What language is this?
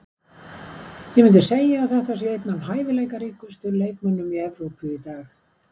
Icelandic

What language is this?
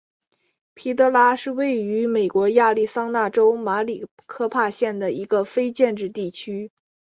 Chinese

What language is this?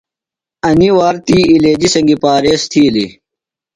Phalura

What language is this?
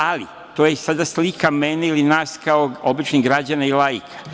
Serbian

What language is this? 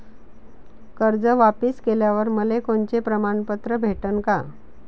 Marathi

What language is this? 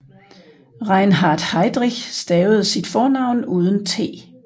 Danish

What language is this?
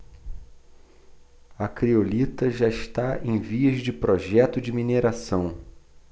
Portuguese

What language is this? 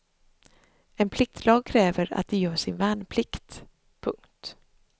Swedish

